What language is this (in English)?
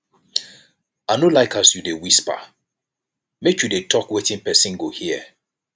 Nigerian Pidgin